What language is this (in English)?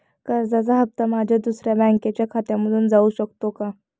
Marathi